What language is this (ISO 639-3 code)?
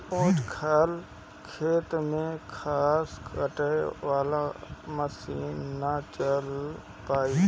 bho